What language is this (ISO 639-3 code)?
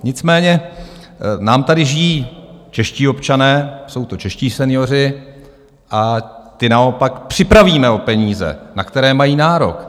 ces